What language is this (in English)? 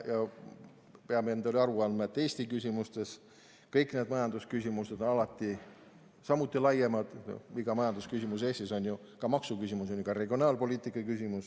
Estonian